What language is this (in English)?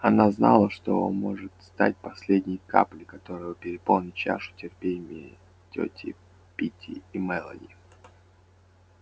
Russian